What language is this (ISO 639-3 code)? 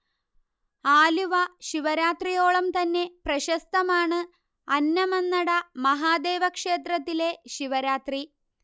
mal